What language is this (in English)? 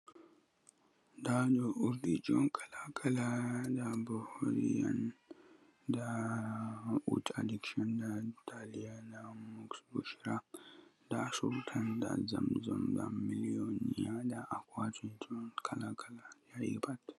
Fula